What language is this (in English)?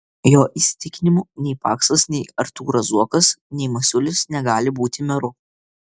Lithuanian